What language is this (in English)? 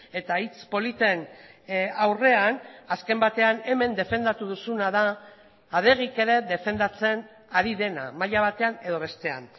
Basque